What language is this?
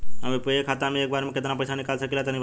Bhojpuri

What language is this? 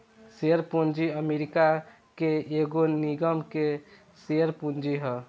Bhojpuri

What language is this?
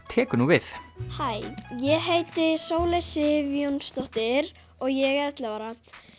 Icelandic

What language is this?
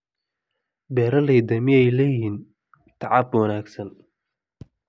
Somali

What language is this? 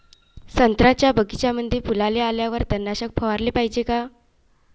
Marathi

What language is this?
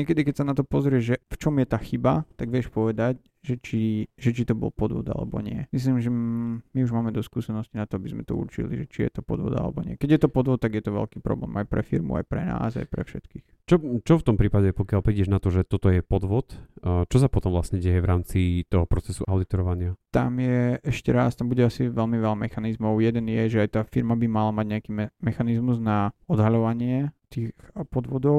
Slovak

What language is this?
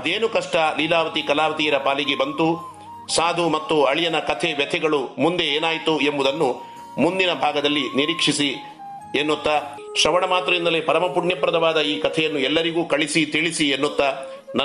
Kannada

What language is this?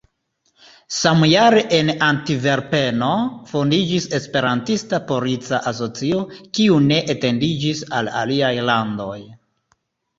Esperanto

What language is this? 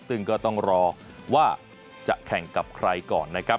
Thai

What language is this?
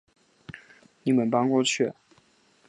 Chinese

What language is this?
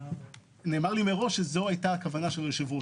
Hebrew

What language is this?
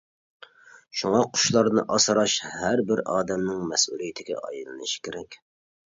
Uyghur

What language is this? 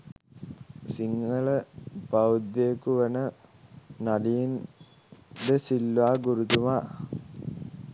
Sinhala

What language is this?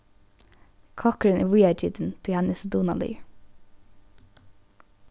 Faroese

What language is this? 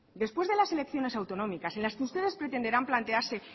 Spanish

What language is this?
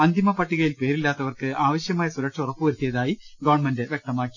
Malayalam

